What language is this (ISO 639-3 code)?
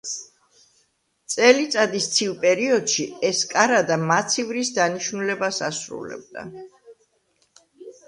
kat